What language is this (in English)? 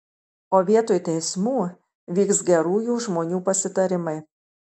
Lithuanian